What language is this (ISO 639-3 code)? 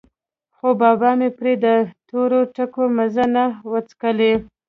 pus